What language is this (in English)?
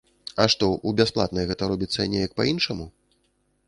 Belarusian